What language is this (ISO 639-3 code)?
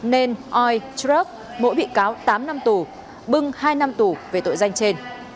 vie